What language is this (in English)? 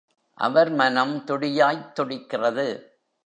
Tamil